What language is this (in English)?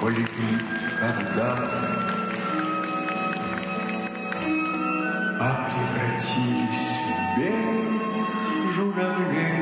Russian